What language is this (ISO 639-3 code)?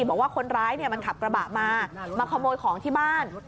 tha